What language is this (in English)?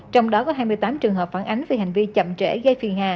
Vietnamese